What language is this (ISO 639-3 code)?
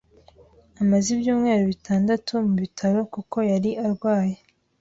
kin